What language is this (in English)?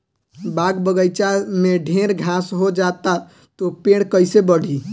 Bhojpuri